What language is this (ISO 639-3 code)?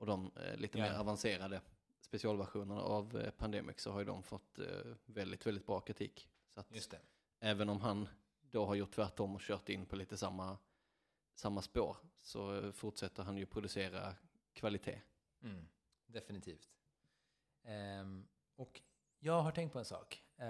swe